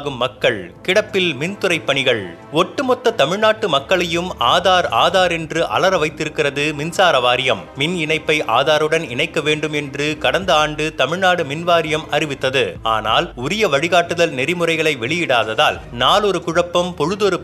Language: Tamil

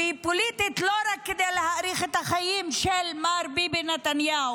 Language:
Hebrew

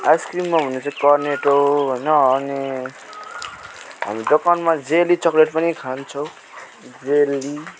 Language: Nepali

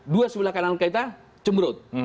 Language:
Indonesian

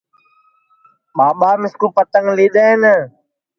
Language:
Sansi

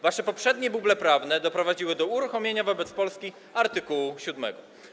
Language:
Polish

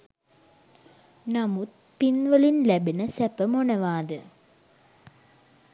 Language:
Sinhala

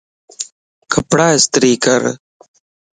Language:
Lasi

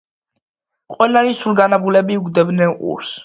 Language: Georgian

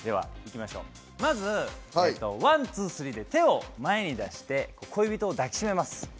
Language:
Japanese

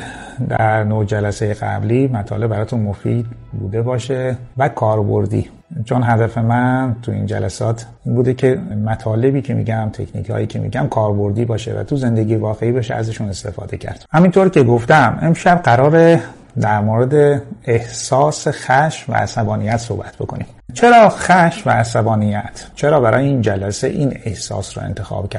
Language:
Persian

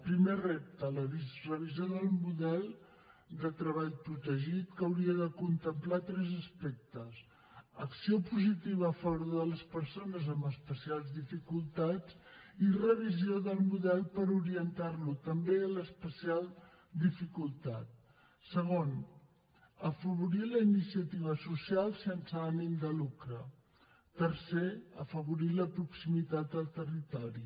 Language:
Catalan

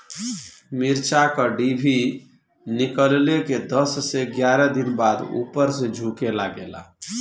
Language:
Bhojpuri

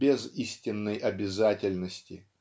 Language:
Russian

